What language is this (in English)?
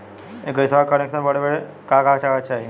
Bhojpuri